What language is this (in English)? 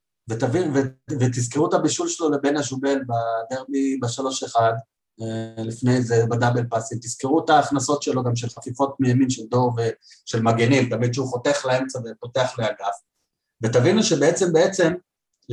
Hebrew